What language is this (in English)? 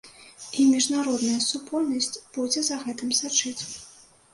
Belarusian